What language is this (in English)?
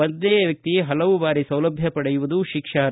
Kannada